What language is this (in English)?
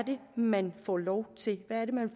Danish